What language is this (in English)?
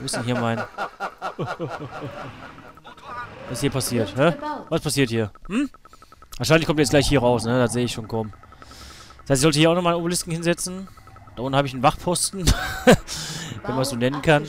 German